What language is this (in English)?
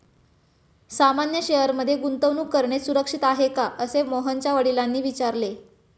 Marathi